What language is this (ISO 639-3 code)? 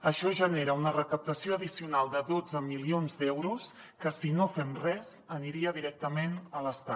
cat